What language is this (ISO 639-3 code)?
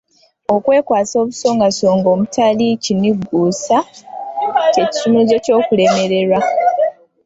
lug